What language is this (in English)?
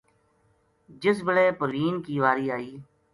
Gujari